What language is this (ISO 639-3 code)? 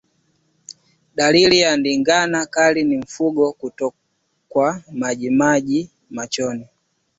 swa